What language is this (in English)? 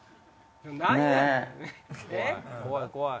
Japanese